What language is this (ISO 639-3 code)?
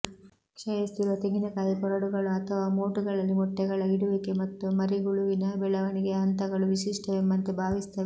kan